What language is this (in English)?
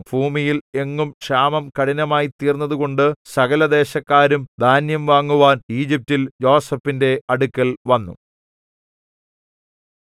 Malayalam